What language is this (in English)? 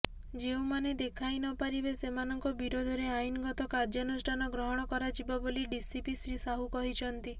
Odia